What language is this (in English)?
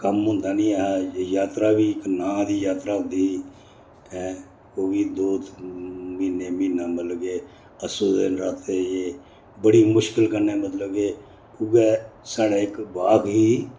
Dogri